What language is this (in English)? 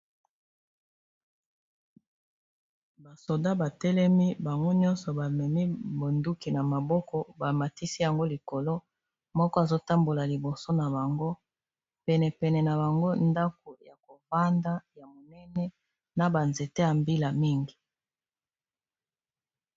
Lingala